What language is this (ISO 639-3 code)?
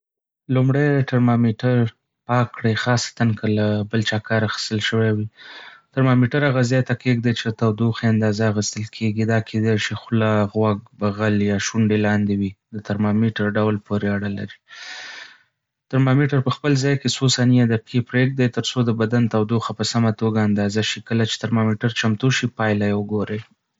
pus